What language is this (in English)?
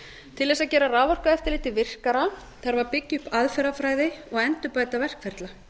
Icelandic